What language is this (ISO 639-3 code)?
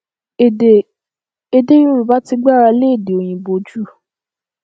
yor